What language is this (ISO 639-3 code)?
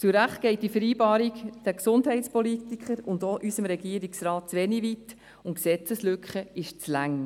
gsw